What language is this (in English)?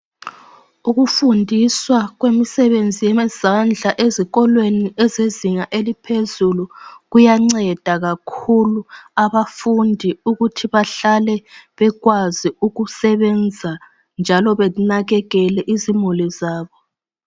North Ndebele